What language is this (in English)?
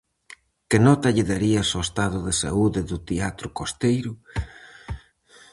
Galician